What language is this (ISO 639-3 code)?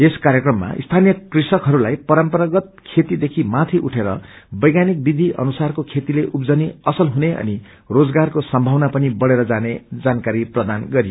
nep